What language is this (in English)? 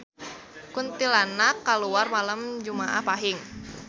Sundanese